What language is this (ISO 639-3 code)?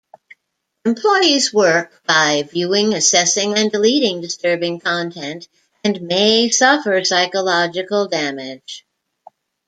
eng